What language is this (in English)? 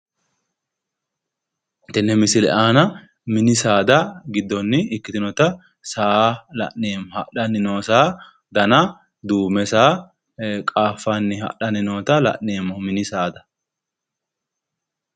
Sidamo